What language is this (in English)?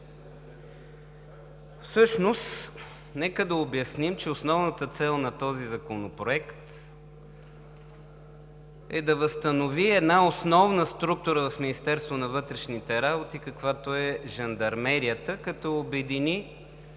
Bulgarian